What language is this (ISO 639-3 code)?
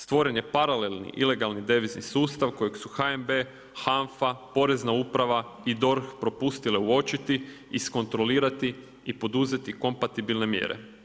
hrv